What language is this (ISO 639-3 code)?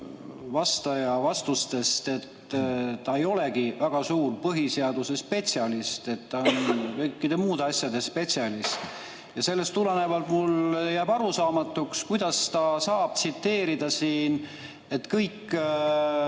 est